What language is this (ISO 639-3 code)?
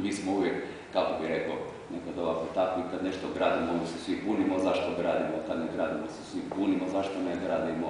ron